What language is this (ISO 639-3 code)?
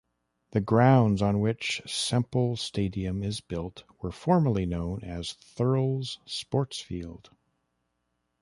eng